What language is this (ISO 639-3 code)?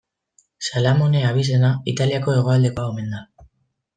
eus